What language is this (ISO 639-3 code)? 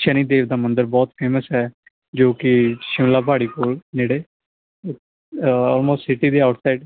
pan